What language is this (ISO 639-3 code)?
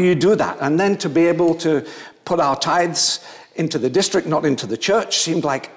eng